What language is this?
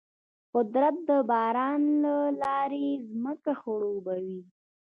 Pashto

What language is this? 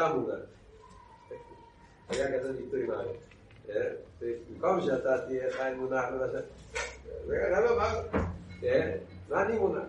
Hebrew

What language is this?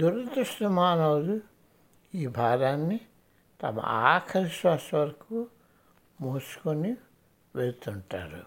Telugu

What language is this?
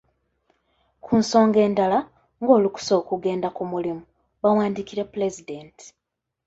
Ganda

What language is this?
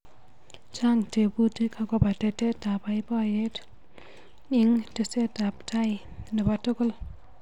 Kalenjin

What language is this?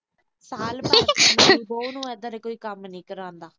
Punjabi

